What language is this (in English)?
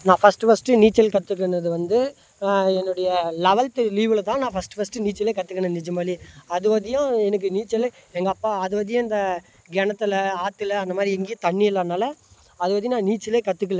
Tamil